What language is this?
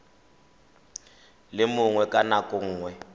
Tswana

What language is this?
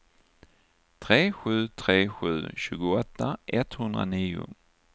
Swedish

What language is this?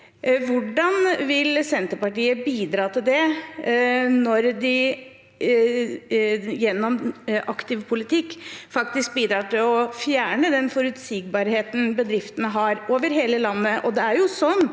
Norwegian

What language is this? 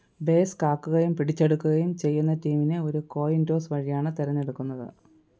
Malayalam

